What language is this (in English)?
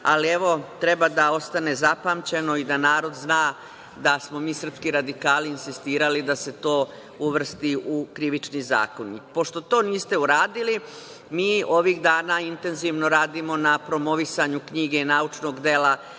Serbian